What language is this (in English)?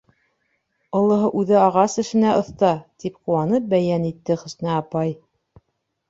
Bashkir